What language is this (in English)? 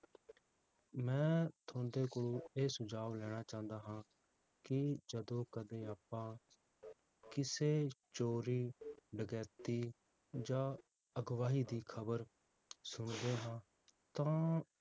Punjabi